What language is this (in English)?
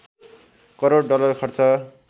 Nepali